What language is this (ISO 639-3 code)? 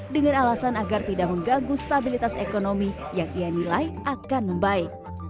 ind